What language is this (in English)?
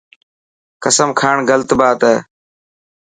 Dhatki